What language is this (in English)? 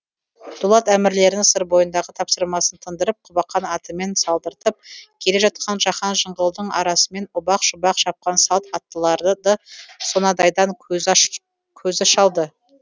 Kazakh